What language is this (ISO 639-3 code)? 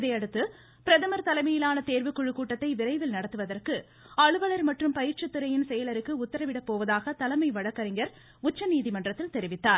tam